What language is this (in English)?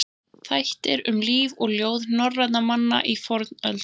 Icelandic